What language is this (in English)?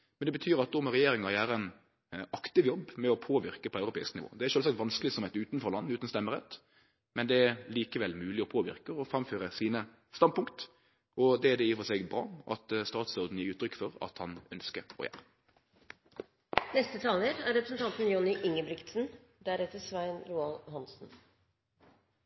Norwegian